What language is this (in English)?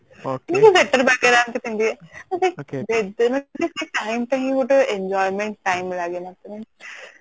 Odia